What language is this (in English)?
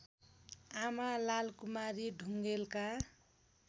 Nepali